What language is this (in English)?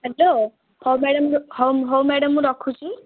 Odia